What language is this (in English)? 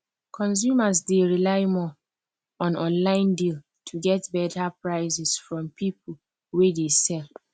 Nigerian Pidgin